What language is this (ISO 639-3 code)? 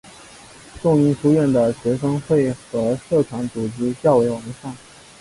zho